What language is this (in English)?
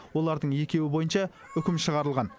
Kazakh